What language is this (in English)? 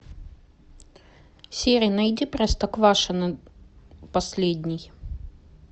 Russian